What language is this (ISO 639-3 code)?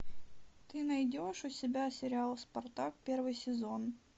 rus